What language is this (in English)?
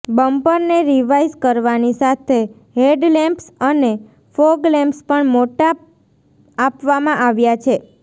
Gujarati